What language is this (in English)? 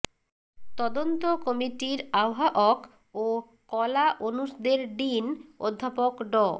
Bangla